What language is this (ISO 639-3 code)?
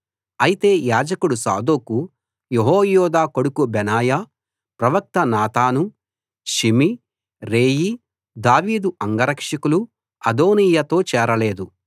tel